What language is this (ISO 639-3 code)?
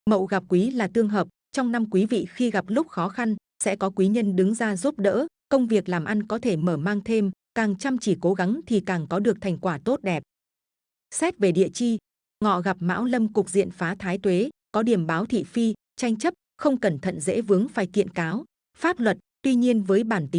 vie